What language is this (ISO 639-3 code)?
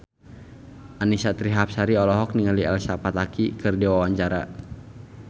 sun